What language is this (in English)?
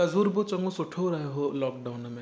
Sindhi